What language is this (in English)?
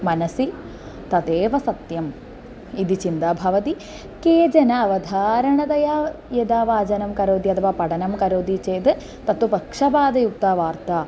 Sanskrit